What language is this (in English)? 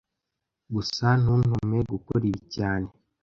Kinyarwanda